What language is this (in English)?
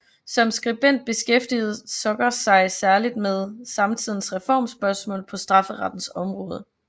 Danish